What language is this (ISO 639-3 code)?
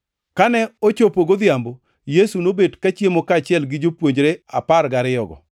luo